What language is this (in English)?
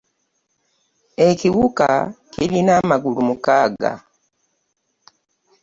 Ganda